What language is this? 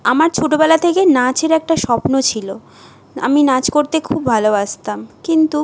Bangla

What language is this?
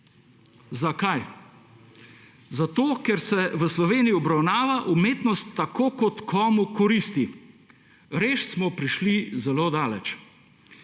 Slovenian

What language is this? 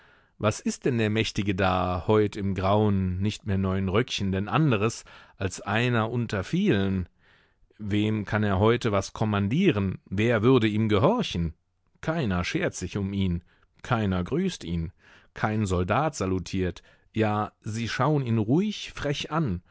German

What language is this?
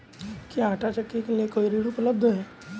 Hindi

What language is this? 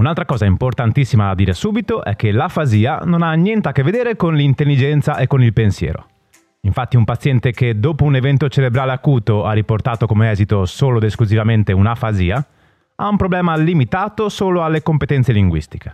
Italian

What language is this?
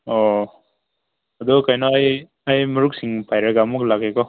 Manipuri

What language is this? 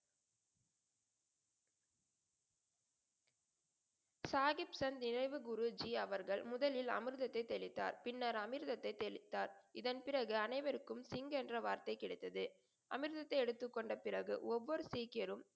Tamil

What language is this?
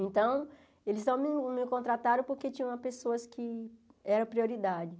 Portuguese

